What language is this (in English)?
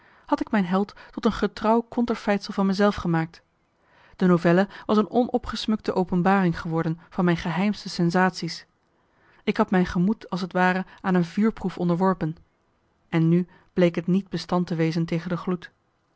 Dutch